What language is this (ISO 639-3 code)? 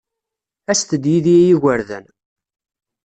kab